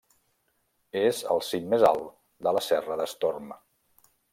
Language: Catalan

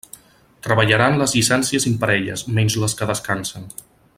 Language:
Catalan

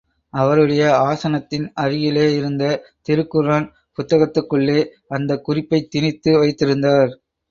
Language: Tamil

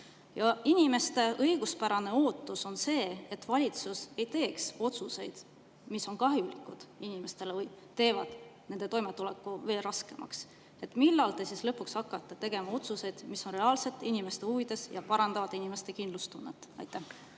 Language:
Estonian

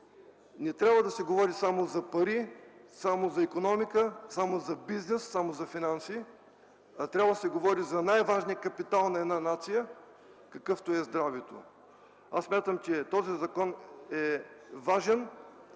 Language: Bulgarian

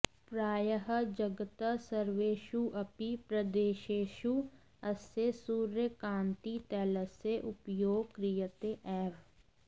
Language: Sanskrit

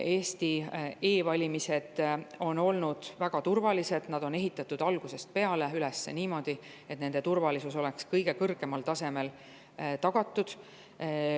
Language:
Estonian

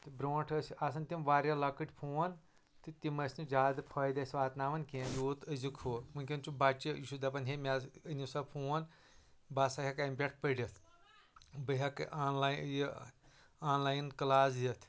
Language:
Kashmiri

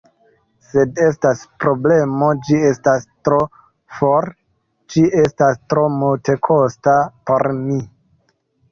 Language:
Esperanto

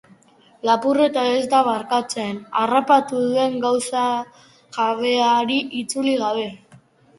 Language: Basque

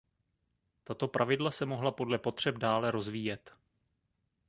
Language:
Czech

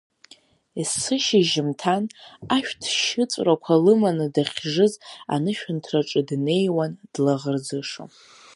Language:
Abkhazian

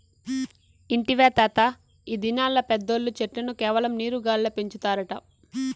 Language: Telugu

